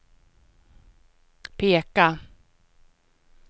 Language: Swedish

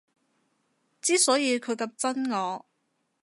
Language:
Cantonese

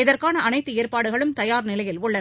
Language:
Tamil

